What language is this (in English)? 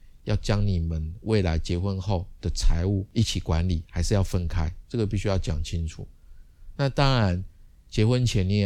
Chinese